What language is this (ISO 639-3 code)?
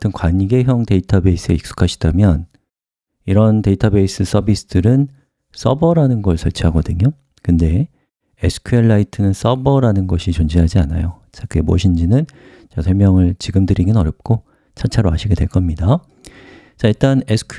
kor